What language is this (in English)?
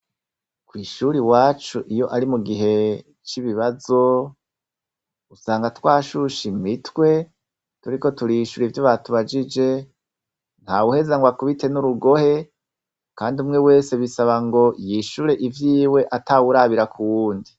Rundi